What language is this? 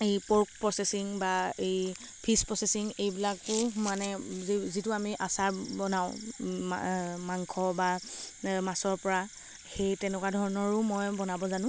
Assamese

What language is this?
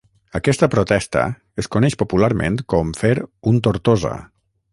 Catalan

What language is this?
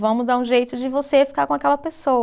Portuguese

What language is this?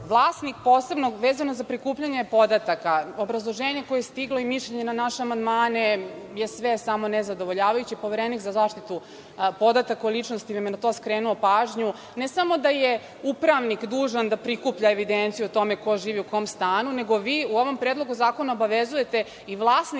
Serbian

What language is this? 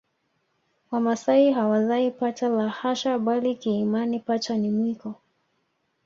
Swahili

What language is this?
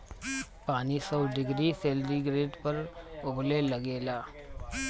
Bhojpuri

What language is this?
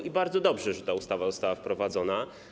Polish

